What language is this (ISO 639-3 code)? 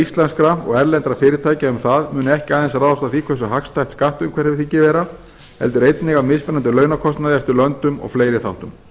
isl